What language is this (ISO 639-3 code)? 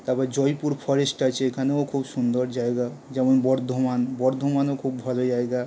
ben